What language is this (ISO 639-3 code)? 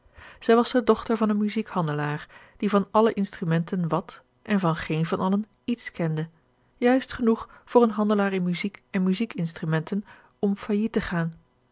nld